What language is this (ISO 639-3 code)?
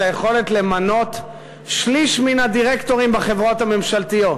heb